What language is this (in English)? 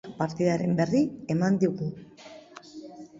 Basque